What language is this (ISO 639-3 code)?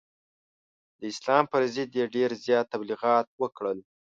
pus